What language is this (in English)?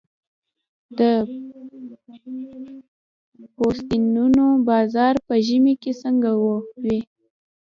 Pashto